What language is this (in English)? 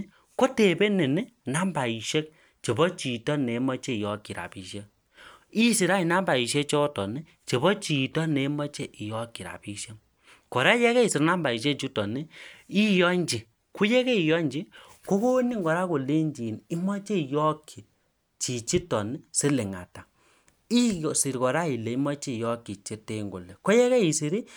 Kalenjin